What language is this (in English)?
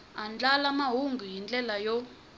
Tsonga